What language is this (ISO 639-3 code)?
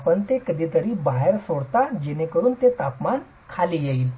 mar